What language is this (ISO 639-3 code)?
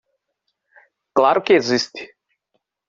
por